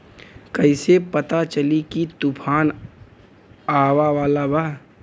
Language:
Bhojpuri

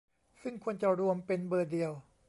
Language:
Thai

